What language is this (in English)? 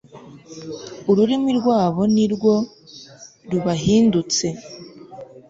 Kinyarwanda